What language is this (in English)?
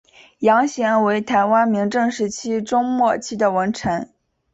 Chinese